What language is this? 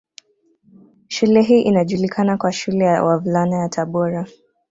Swahili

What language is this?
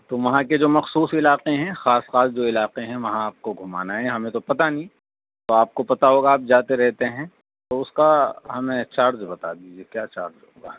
Urdu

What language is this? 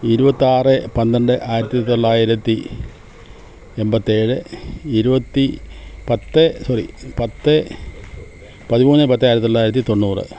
Malayalam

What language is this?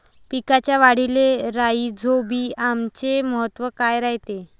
Marathi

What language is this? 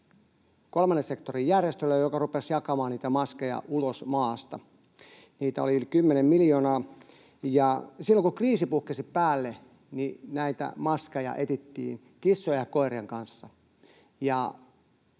Finnish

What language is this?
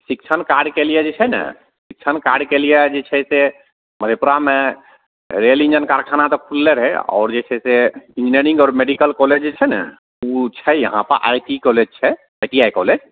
Maithili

